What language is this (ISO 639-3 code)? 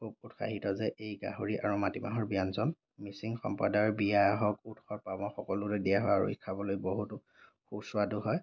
asm